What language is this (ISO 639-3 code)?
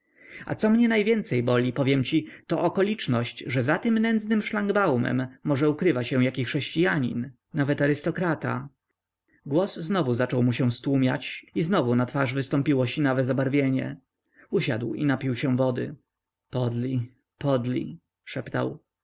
pol